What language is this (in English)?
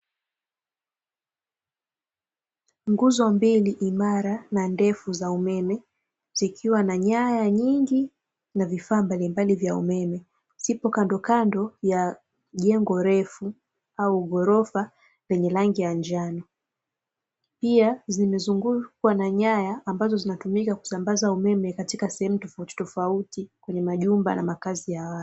Swahili